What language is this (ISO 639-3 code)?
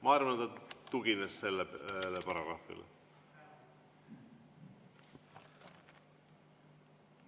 est